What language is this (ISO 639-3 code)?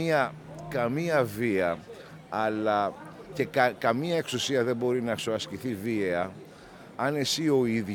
ell